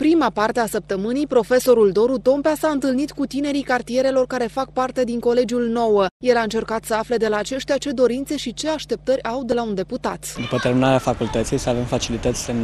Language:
Romanian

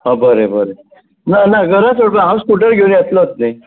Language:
Konkani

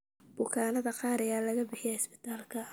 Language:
Somali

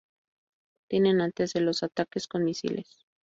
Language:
Spanish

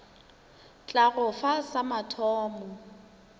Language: Northern Sotho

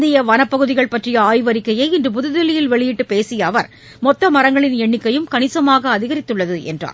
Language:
Tamil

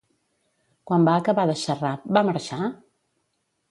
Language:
Catalan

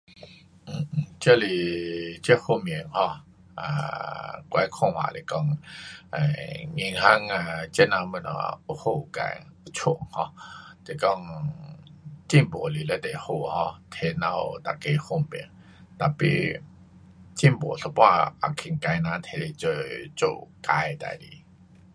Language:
Pu-Xian Chinese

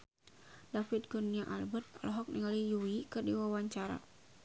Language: Sundanese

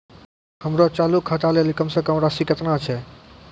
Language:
Maithili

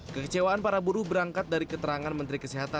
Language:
Indonesian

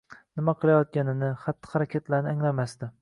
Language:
Uzbek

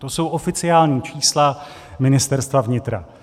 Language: Czech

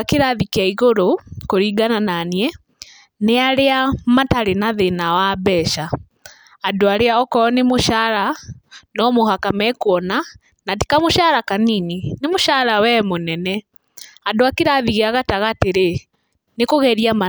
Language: Kikuyu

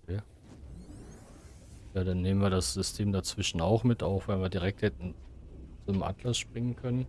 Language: German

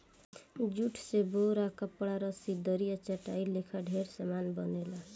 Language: Bhojpuri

